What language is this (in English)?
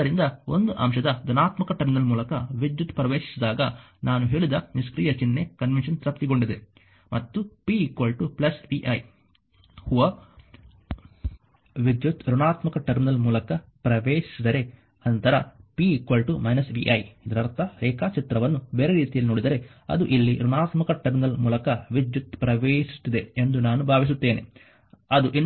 Kannada